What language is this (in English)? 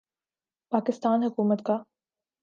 Urdu